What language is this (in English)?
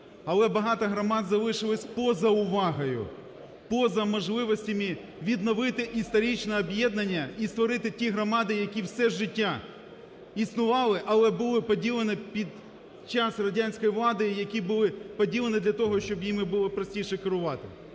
Ukrainian